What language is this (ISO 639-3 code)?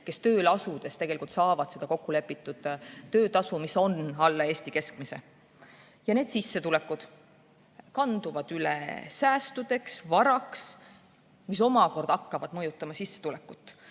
est